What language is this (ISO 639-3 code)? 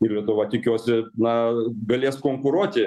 lit